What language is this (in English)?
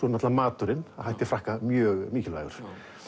Icelandic